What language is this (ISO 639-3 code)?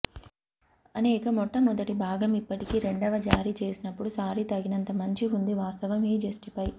tel